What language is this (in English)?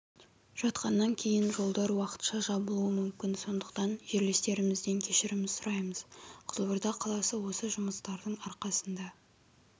Kazakh